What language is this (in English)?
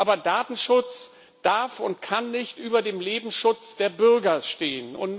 German